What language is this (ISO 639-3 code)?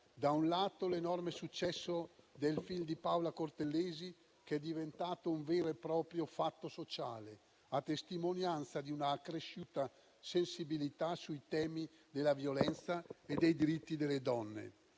ita